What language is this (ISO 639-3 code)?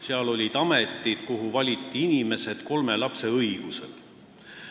est